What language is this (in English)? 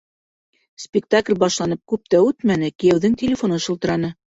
Bashkir